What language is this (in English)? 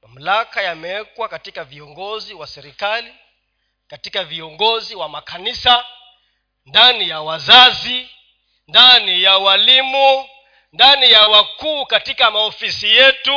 Swahili